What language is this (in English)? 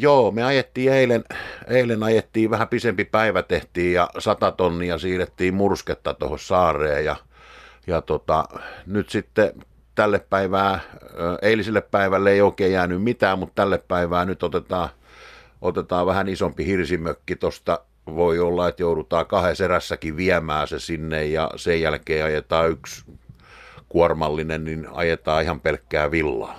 Finnish